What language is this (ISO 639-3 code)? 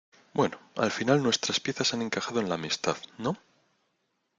spa